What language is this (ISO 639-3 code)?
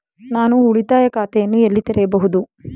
kan